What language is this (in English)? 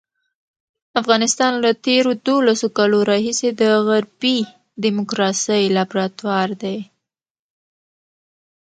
Pashto